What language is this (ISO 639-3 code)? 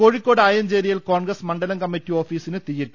mal